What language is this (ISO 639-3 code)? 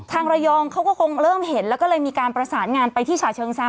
tha